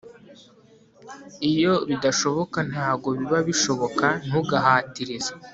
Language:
Kinyarwanda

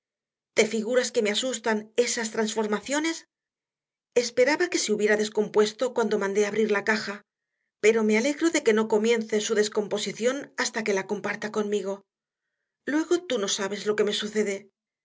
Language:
Spanish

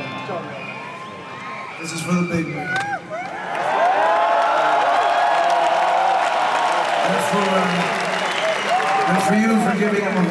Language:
Swedish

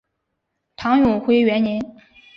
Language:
Chinese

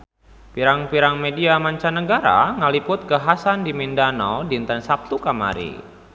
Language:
Sundanese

